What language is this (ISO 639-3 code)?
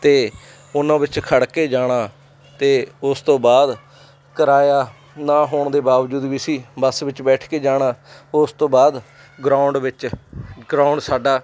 pan